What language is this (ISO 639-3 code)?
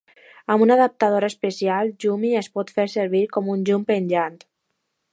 cat